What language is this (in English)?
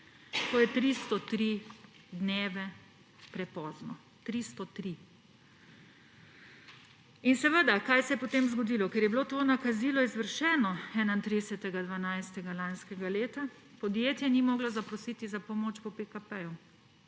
Slovenian